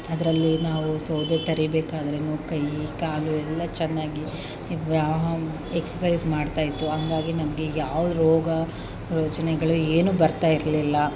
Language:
Kannada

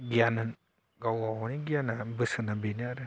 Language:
Bodo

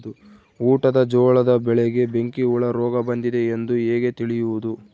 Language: Kannada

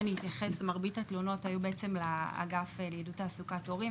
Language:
Hebrew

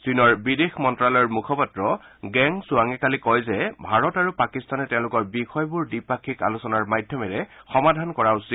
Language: Assamese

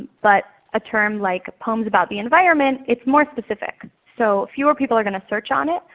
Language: English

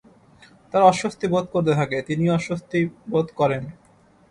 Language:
Bangla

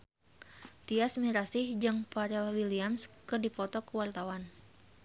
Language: Sundanese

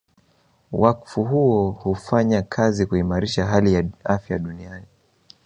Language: Swahili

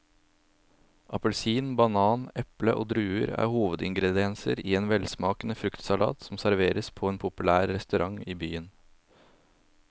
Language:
Norwegian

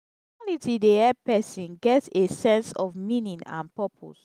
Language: Nigerian Pidgin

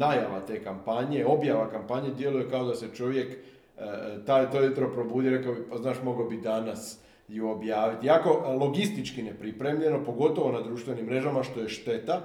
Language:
Croatian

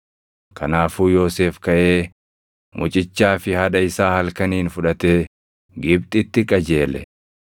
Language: Oromo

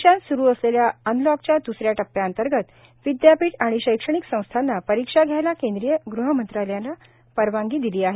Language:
Marathi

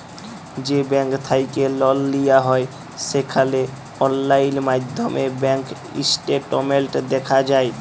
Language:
Bangla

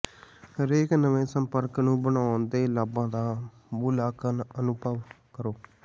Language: Punjabi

